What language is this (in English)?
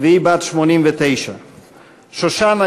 Hebrew